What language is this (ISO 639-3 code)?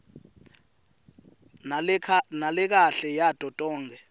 ssw